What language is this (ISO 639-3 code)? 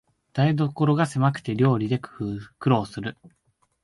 jpn